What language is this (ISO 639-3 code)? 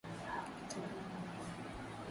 swa